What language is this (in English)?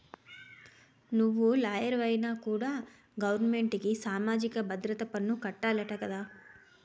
Telugu